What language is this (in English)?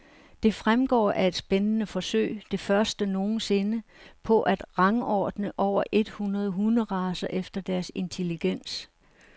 Danish